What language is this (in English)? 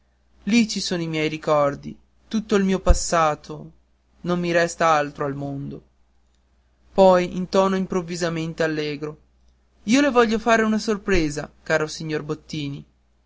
Italian